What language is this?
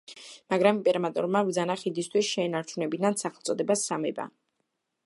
Georgian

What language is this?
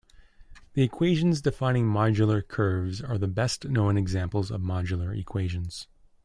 English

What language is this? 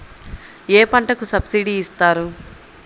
Telugu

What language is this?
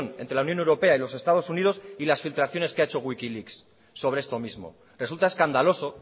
Spanish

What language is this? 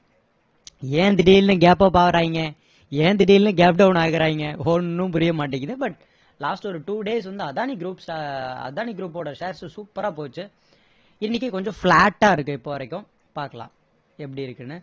Tamil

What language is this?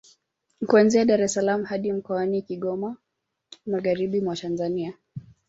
Swahili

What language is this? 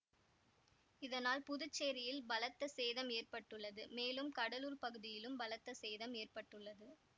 Tamil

